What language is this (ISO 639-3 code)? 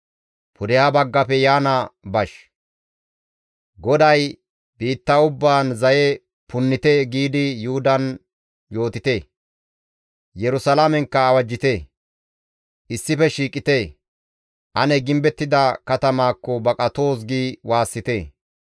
gmv